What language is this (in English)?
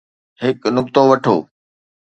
Sindhi